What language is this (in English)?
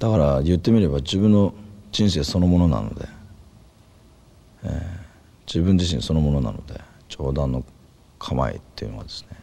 Japanese